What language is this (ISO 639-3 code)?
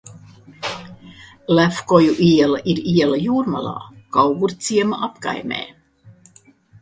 lav